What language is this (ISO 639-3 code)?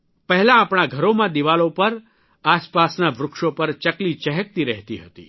guj